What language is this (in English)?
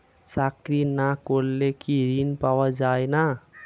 Bangla